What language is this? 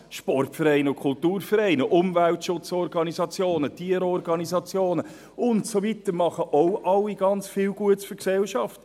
Swiss German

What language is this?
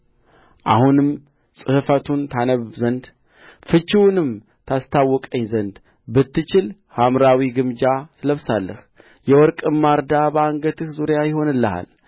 Amharic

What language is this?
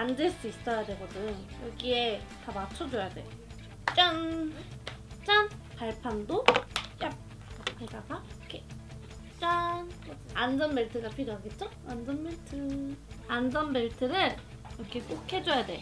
Korean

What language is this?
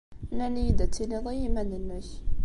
Kabyle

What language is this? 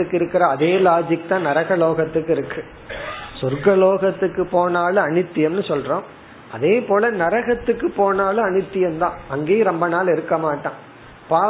Tamil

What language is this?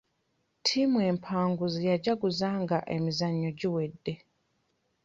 Ganda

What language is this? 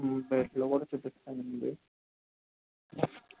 Telugu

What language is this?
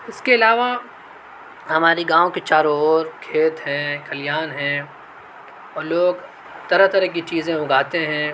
Urdu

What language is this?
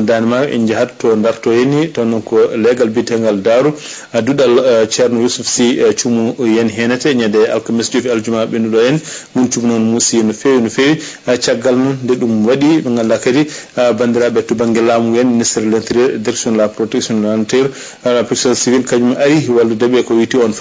Arabic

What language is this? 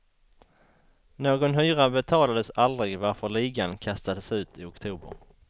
Swedish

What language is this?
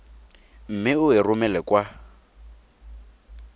Tswana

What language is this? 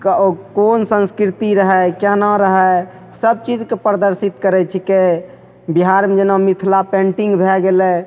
Maithili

